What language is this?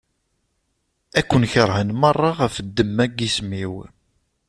Kabyle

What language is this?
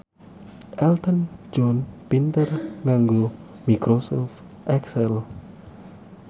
Javanese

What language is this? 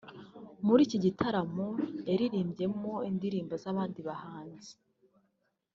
Kinyarwanda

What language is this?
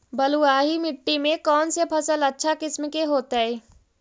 Magahi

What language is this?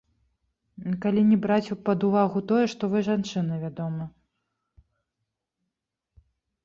Belarusian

